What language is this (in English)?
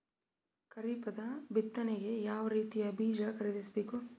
Kannada